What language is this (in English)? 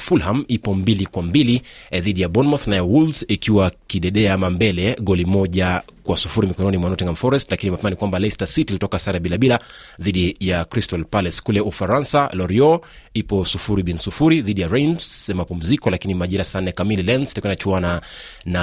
Swahili